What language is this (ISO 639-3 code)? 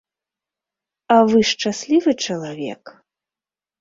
bel